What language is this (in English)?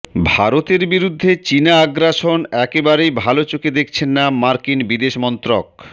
Bangla